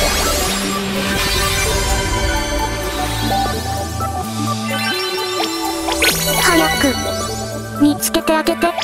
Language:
Japanese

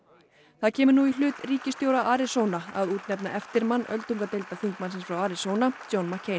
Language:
Icelandic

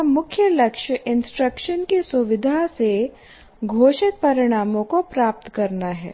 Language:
Hindi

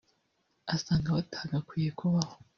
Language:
Kinyarwanda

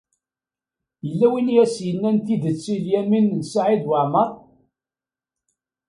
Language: Kabyle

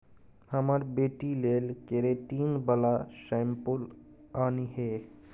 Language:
Maithili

